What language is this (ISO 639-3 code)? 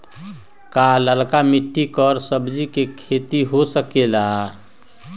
mag